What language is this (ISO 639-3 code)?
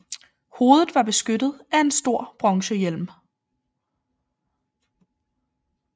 dan